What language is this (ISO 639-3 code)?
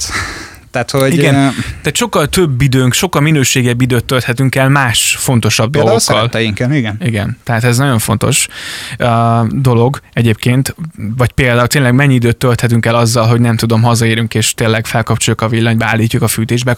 hun